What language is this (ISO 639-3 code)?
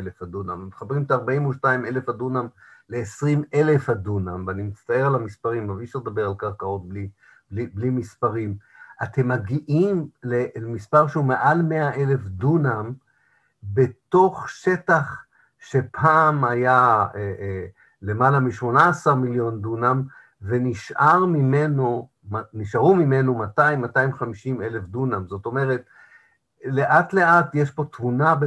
heb